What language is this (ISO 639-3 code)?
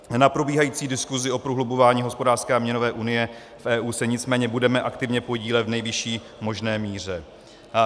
ces